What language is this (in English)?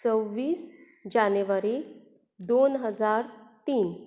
Konkani